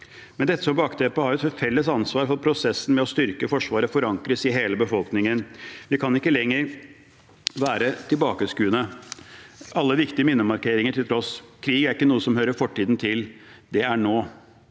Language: Norwegian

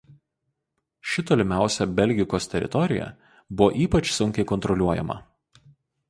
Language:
Lithuanian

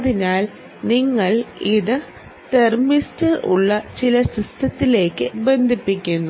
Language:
Malayalam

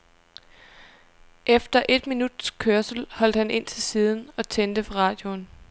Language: Danish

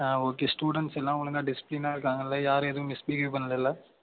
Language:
Tamil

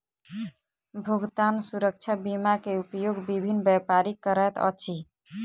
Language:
Maithili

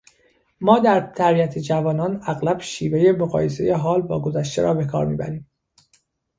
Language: Persian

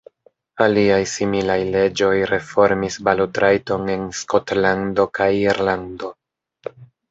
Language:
Esperanto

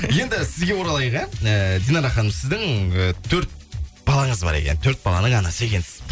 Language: Kazakh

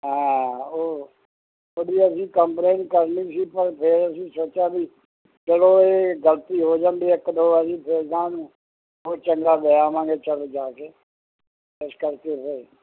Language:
Punjabi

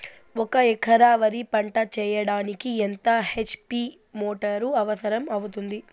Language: Telugu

